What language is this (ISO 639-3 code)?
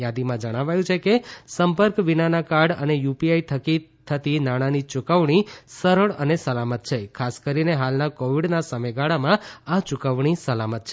guj